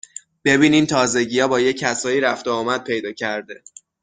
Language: Persian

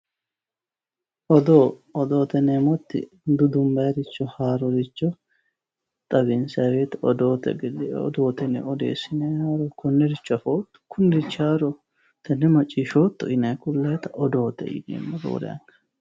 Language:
Sidamo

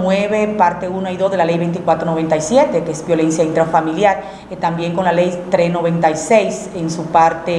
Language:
Spanish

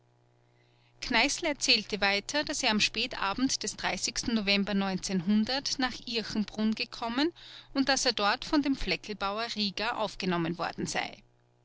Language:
German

